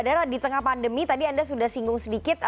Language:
Indonesian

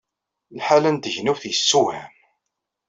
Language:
Kabyle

